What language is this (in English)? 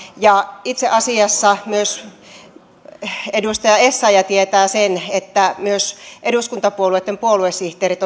Finnish